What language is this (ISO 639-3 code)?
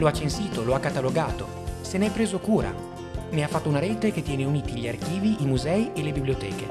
ita